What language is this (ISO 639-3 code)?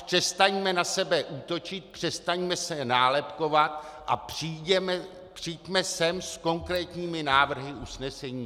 ces